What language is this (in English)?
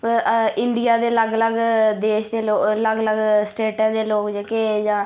Dogri